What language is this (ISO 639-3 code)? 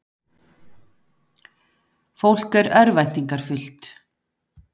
isl